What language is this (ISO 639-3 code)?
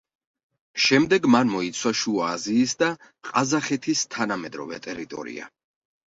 kat